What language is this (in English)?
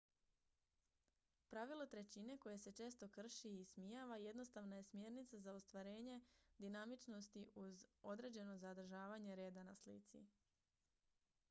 Croatian